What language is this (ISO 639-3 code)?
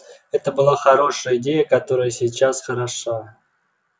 rus